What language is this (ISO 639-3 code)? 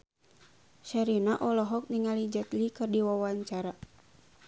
sun